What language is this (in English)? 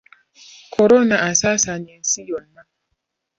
Ganda